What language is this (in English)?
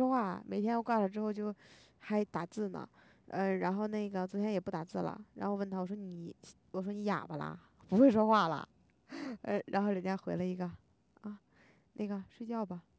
Chinese